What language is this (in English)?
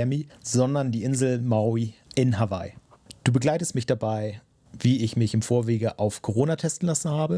German